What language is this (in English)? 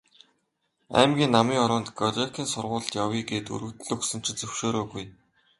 Mongolian